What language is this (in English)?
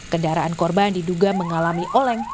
Indonesian